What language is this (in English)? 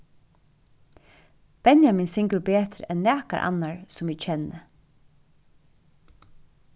Faroese